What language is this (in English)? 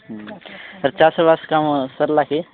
Odia